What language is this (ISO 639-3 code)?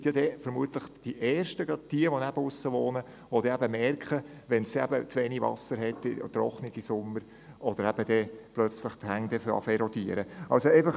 gsw